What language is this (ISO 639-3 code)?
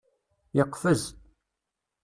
kab